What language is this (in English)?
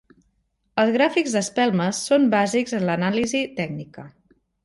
Catalan